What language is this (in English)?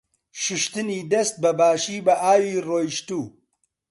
Central Kurdish